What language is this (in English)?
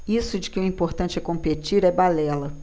Portuguese